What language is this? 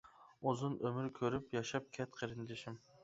Uyghur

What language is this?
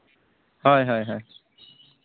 Santali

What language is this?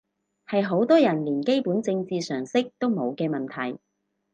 Cantonese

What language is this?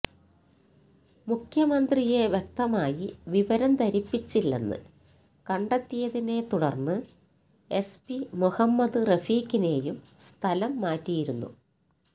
Malayalam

